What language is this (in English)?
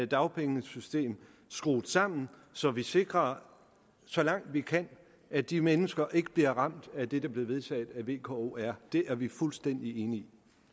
Danish